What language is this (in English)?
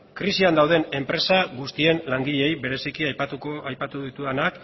Basque